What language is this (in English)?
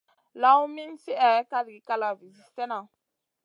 Masana